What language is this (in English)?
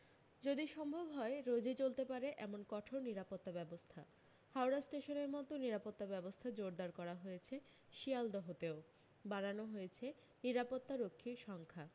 Bangla